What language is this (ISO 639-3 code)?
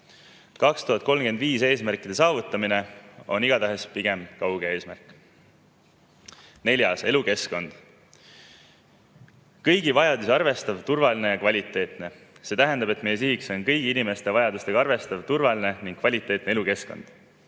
est